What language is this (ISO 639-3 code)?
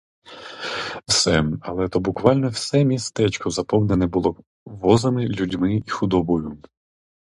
ukr